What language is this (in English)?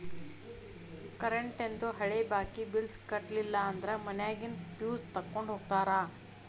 Kannada